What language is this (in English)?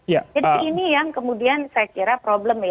Indonesian